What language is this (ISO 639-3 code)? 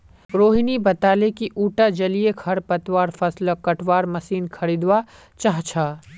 mag